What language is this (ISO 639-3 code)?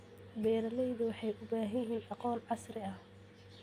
som